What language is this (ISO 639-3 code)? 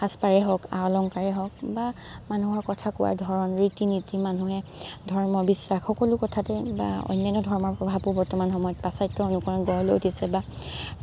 asm